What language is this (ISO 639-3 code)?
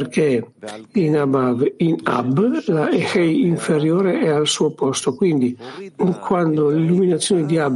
ita